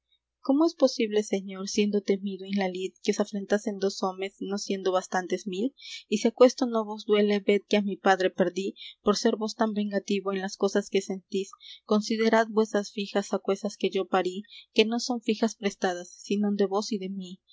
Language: Spanish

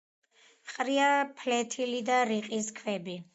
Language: Georgian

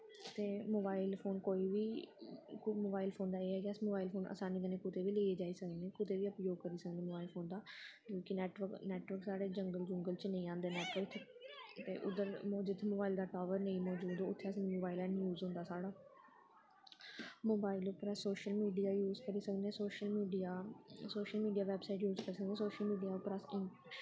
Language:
Dogri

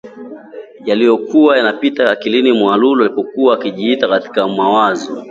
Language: Swahili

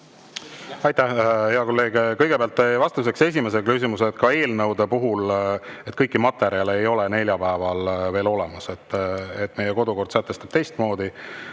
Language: Estonian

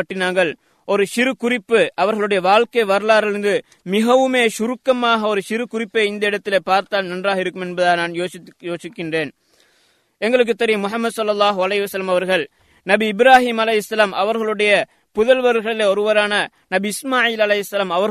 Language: Tamil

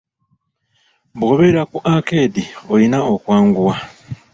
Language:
Ganda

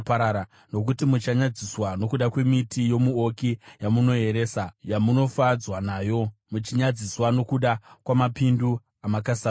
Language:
Shona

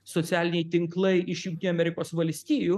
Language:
Lithuanian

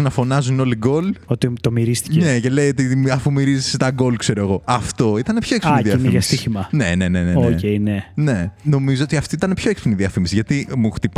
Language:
Greek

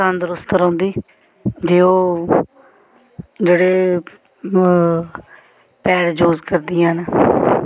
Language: Dogri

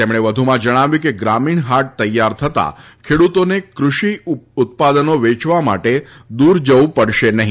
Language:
Gujarati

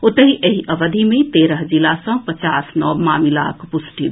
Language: Maithili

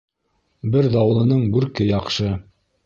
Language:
Bashkir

